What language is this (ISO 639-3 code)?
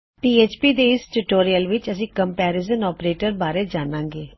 pan